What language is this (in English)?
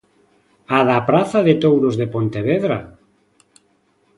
Galician